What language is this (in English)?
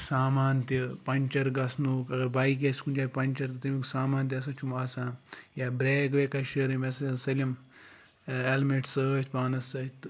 Kashmiri